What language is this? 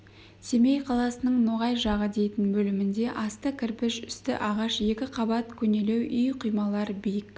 Kazakh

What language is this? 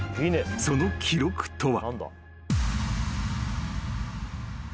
Japanese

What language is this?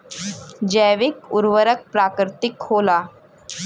Bhojpuri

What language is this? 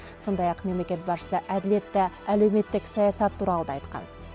Kazakh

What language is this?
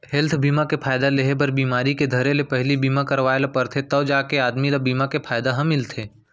Chhattisgarhi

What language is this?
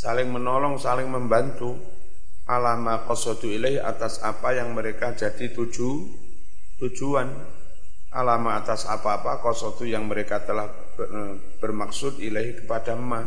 Indonesian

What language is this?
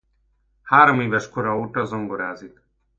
Hungarian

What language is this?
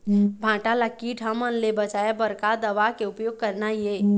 Chhattisgarhi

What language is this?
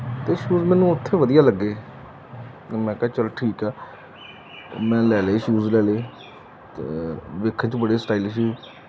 Punjabi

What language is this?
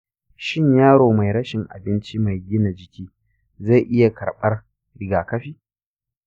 Hausa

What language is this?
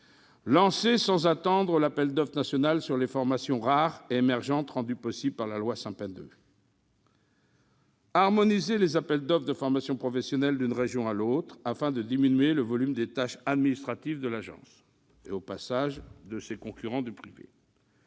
French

